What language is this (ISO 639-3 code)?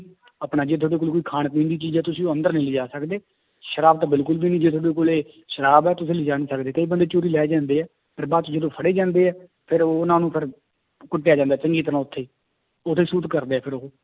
pan